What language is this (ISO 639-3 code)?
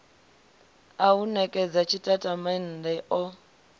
ven